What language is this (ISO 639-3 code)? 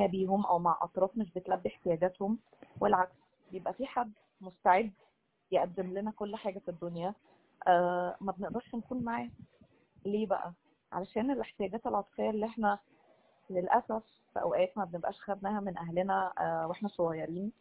ara